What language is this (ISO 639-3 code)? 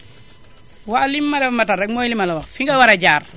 wol